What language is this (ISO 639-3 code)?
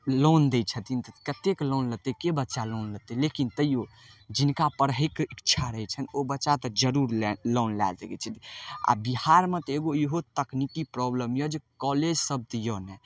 mai